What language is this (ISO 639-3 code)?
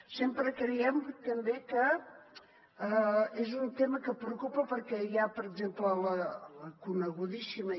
cat